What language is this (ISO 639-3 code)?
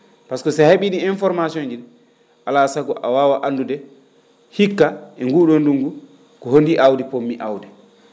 ful